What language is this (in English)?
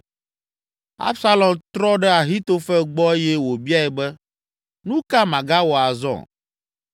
Ewe